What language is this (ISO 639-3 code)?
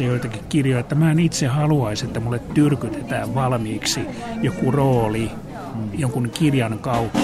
fin